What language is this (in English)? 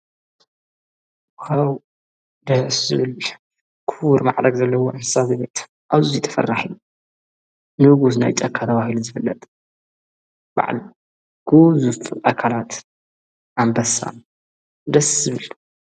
Tigrinya